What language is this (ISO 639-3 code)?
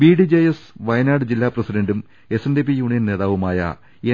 mal